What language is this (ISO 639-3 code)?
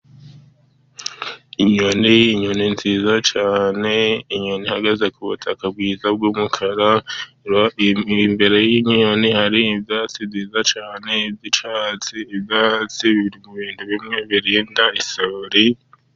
kin